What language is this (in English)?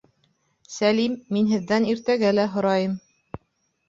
Bashkir